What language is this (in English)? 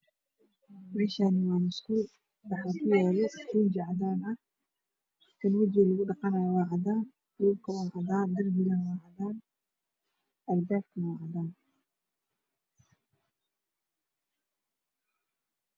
Somali